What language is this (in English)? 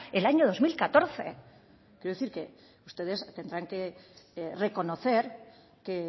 Spanish